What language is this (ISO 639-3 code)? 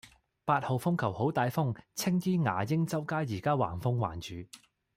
yue